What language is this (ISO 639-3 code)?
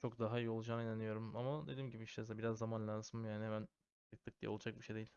tur